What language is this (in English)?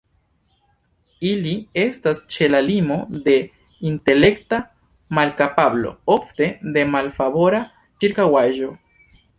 Esperanto